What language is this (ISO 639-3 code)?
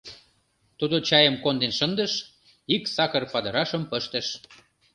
chm